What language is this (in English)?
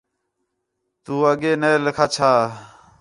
Khetrani